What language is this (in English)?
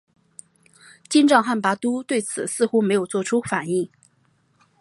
Chinese